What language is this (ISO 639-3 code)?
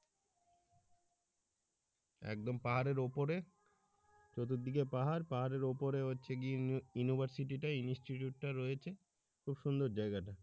ben